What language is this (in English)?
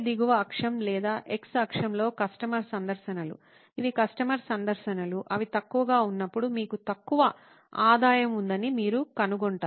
Telugu